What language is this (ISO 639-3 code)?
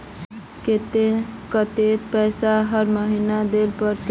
mag